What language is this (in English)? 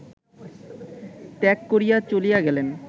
Bangla